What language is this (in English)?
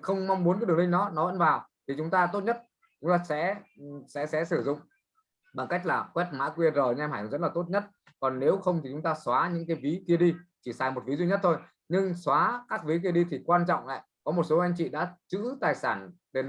Vietnamese